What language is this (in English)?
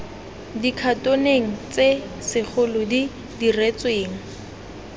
Tswana